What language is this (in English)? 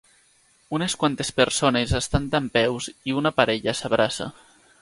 Catalan